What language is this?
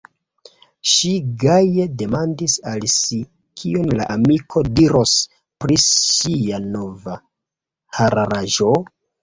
Esperanto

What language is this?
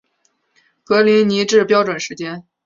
Chinese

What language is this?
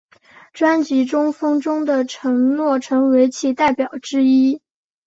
Chinese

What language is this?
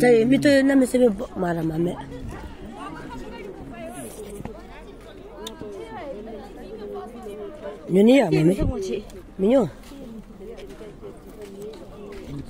Romanian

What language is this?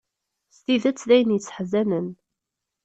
Kabyle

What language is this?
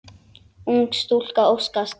Icelandic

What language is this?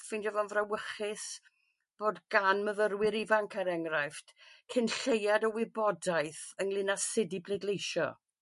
Welsh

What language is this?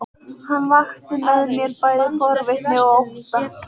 Icelandic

